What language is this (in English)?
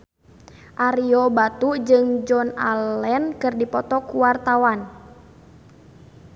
Sundanese